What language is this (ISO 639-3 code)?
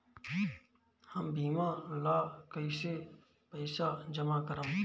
bho